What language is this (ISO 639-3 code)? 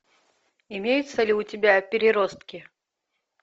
rus